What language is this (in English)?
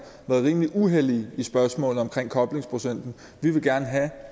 Danish